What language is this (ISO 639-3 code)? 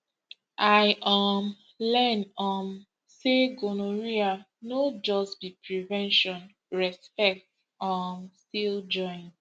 pcm